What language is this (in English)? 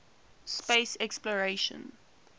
English